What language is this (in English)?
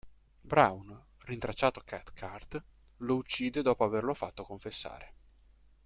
Italian